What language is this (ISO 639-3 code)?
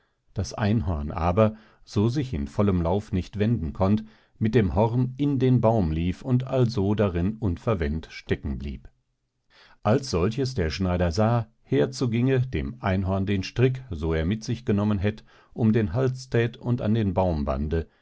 deu